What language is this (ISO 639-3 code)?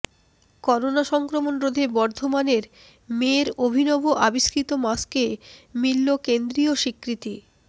ben